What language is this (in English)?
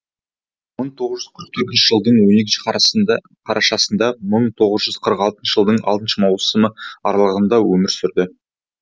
Kazakh